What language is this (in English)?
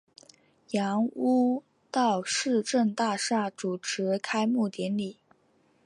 Chinese